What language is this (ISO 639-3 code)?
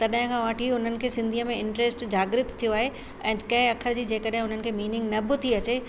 snd